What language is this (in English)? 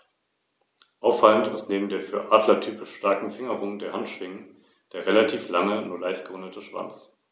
German